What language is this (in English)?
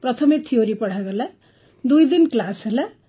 Odia